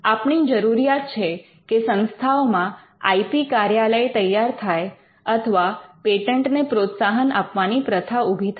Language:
Gujarati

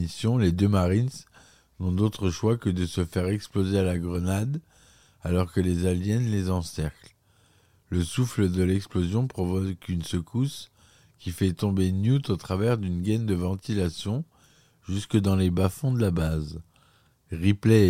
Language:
French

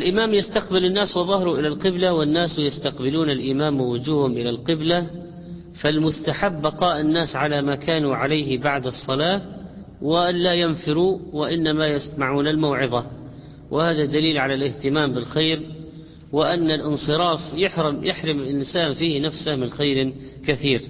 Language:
Arabic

